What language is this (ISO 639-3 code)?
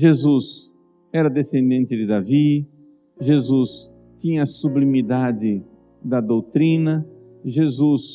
por